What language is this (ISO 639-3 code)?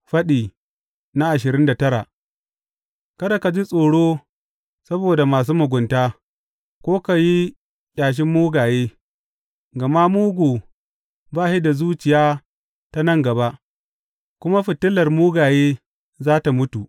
hau